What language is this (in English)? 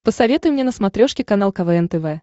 Russian